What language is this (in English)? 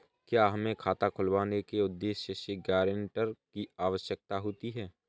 Hindi